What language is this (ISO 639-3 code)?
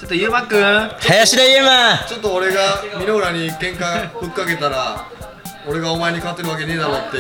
jpn